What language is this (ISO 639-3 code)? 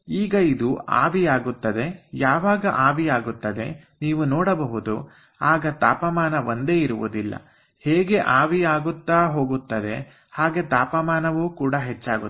kan